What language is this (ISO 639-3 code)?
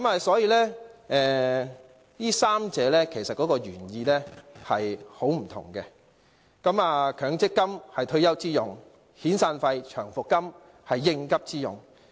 yue